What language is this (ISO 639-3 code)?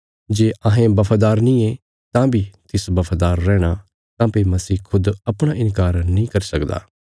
kfs